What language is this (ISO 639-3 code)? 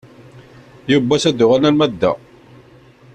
kab